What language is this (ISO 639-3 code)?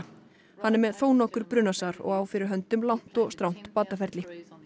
isl